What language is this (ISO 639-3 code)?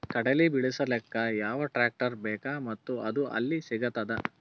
kan